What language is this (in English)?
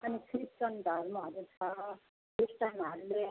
Nepali